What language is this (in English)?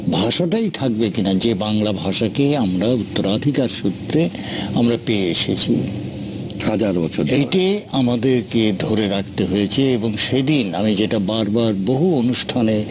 Bangla